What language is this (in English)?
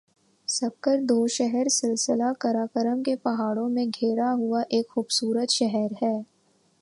Urdu